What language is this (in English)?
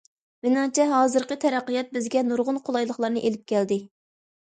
Uyghur